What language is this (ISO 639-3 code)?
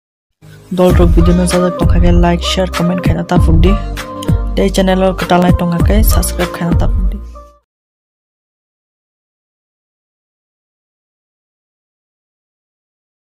kor